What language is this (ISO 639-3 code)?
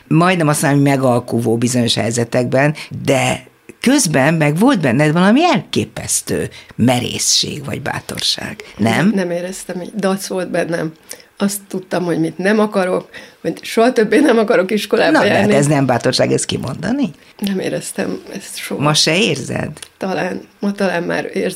hun